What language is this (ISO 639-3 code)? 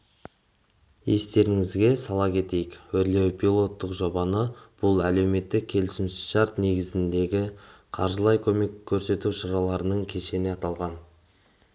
kaz